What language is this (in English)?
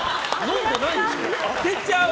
Japanese